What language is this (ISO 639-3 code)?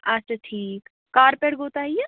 kas